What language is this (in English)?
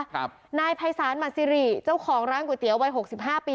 Thai